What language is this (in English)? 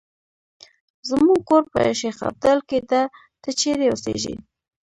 Pashto